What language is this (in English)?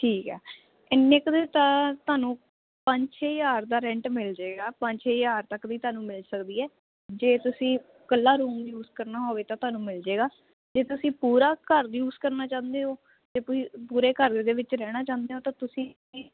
Punjabi